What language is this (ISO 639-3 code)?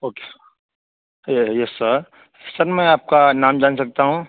urd